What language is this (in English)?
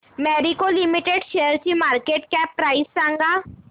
Marathi